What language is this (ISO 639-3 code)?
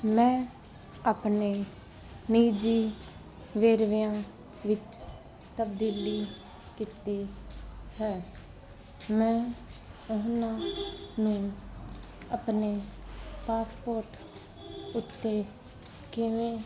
pan